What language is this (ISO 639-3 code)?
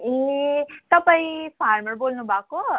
nep